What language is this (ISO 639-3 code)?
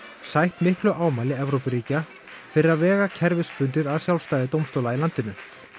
isl